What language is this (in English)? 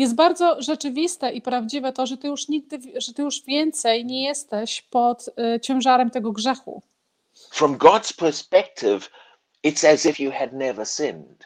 Polish